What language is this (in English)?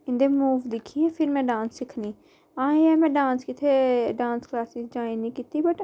Dogri